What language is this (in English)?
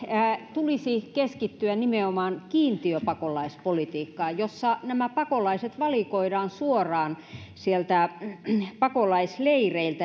Finnish